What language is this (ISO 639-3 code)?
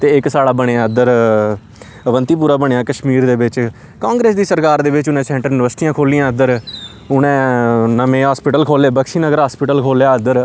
doi